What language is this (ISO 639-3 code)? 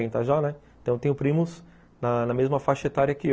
por